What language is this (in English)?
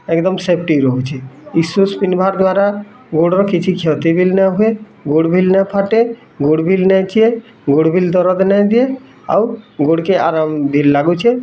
Odia